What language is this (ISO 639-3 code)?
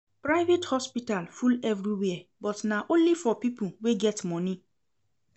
pcm